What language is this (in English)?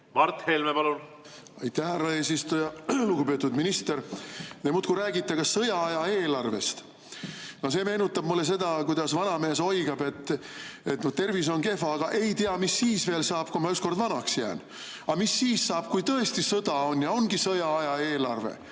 Estonian